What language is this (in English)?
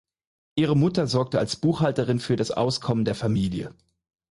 German